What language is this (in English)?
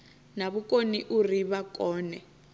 Venda